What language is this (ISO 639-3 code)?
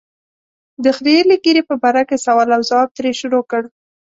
pus